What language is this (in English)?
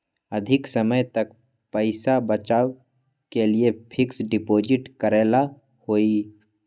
Magahi